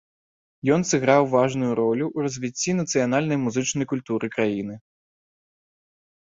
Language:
Belarusian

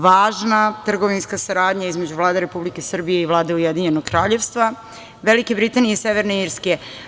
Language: Serbian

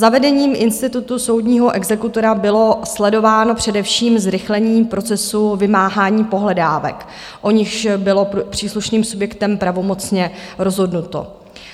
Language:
Czech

